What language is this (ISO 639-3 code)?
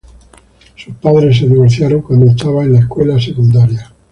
spa